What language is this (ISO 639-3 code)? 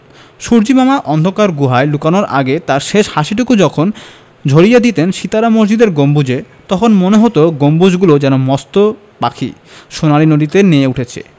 ben